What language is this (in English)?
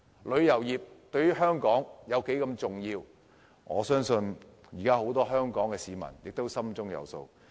Cantonese